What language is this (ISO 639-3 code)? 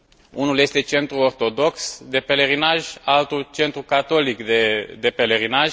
ron